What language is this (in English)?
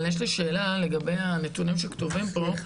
Hebrew